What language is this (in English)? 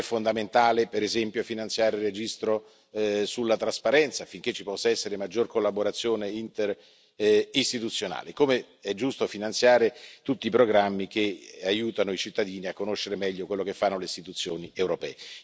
Italian